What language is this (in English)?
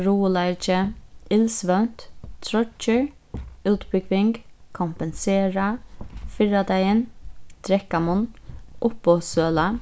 Faroese